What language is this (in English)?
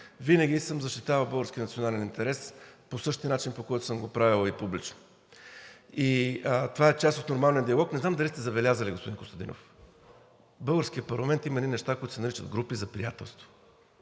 Bulgarian